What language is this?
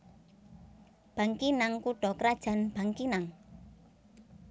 Javanese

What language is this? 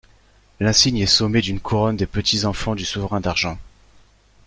French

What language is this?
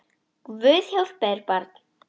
Icelandic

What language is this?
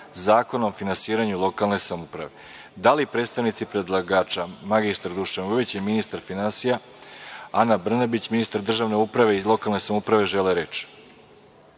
Serbian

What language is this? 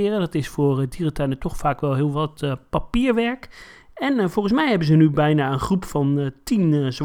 Dutch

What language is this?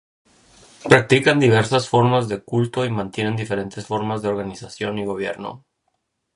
Spanish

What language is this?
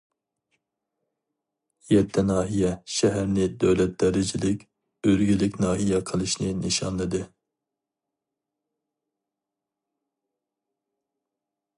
Uyghur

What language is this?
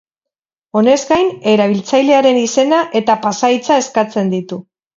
Basque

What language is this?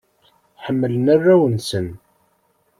Kabyle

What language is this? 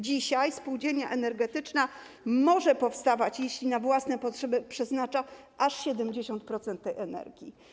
Polish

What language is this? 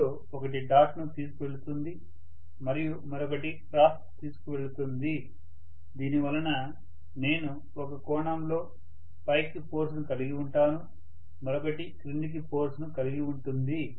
Telugu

